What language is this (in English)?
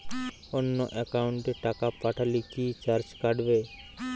Bangla